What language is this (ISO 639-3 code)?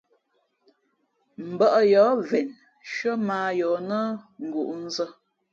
fmp